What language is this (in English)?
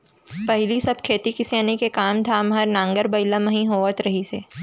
Chhattisgarhi